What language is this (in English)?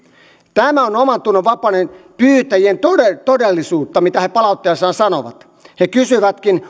Finnish